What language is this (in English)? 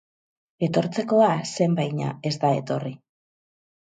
Basque